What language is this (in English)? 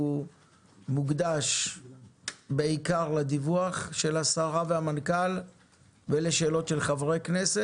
Hebrew